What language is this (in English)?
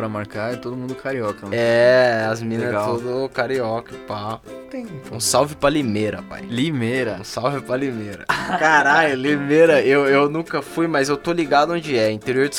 Portuguese